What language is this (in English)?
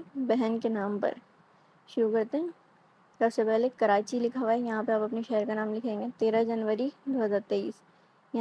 Hindi